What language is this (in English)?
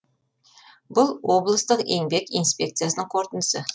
Kazakh